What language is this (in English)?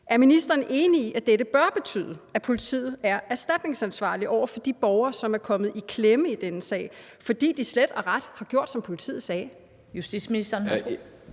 Danish